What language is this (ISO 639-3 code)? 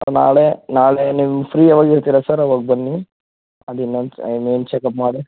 kan